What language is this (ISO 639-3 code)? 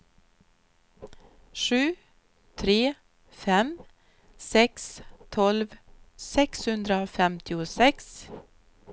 swe